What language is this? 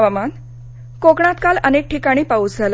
Marathi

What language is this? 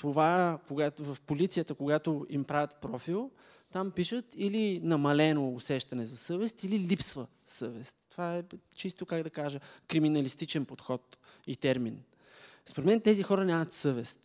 Bulgarian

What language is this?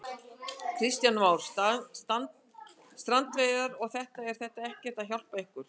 Icelandic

